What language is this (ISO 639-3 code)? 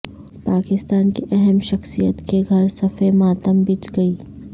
urd